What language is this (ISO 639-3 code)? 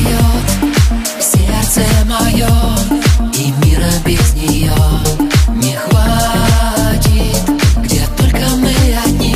rus